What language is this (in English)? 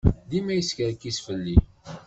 Kabyle